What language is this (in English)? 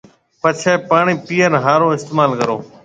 Marwari (Pakistan)